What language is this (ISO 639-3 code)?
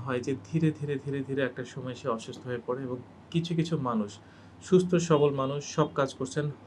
tur